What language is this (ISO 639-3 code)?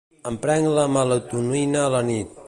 cat